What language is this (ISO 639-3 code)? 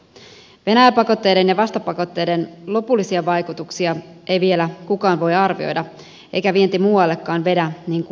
fin